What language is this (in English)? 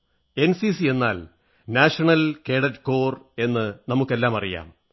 Malayalam